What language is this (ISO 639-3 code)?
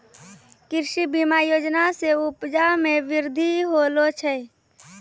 mai